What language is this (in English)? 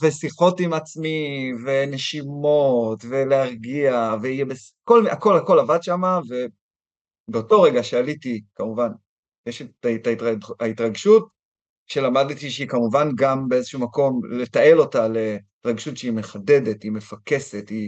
Hebrew